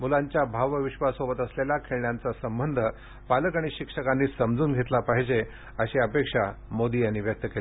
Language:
Marathi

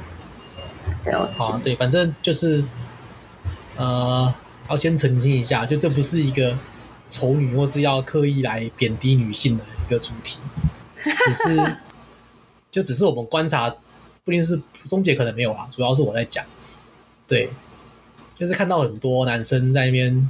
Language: Chinese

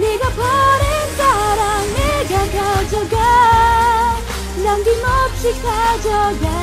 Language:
Indonesian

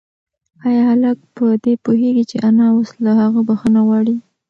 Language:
Pashto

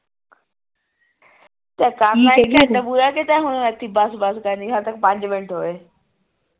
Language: Punjabi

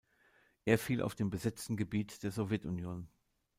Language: German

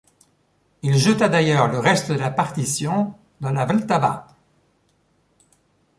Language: French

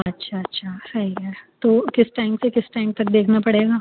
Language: Urdu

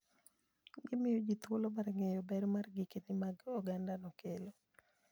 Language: Luo (Kenya and Tanzania)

